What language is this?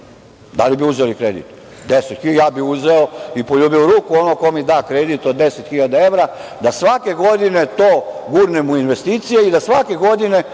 Serbian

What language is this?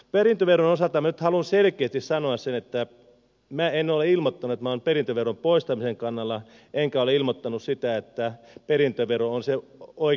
Finnish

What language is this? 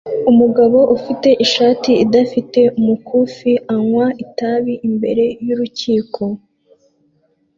Kinyarwanda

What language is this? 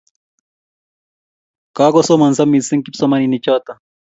Kalenjin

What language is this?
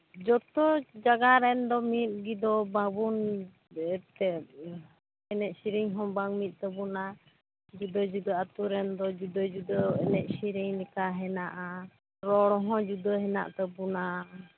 Santali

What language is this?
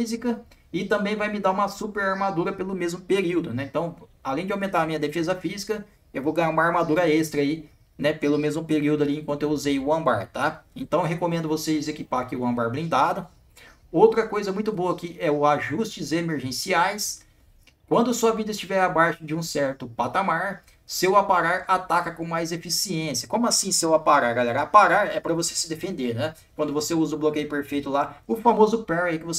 Portuguese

